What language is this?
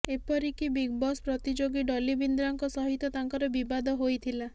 Odia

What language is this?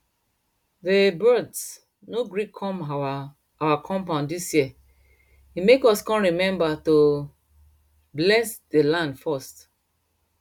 Nigerian Pidgin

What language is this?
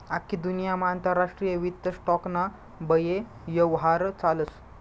Marathi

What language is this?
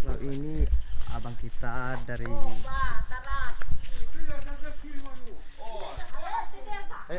Indonesian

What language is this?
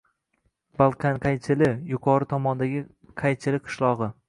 Uzbek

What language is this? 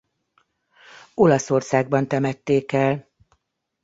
Hungarian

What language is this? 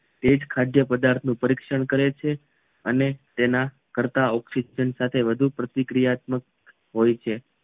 Gujarati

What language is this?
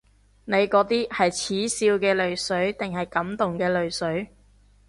Cantonese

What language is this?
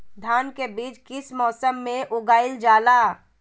Magahi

